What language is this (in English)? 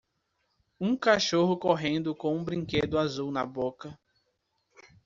Portuguese